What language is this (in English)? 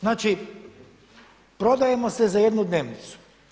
Croatian